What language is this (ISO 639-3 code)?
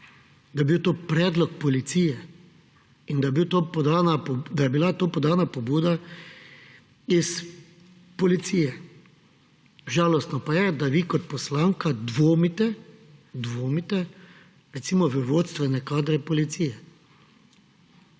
slv